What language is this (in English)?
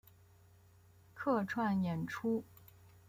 Chinese